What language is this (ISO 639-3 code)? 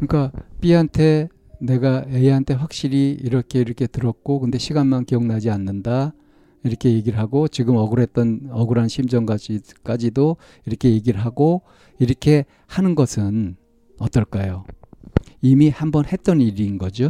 kor